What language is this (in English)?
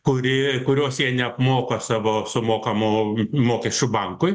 Lithuanian